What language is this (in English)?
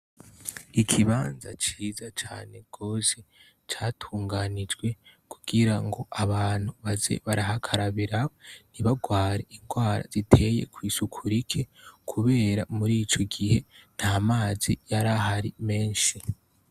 Rundi